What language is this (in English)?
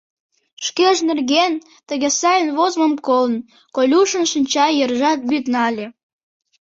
Mari